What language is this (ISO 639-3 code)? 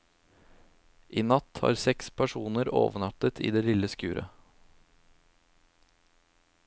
nor